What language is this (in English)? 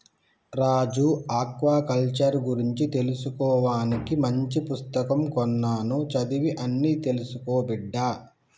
Telugu